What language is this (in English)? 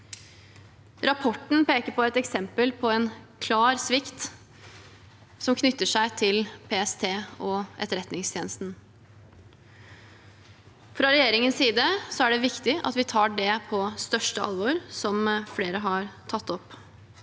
Norwegian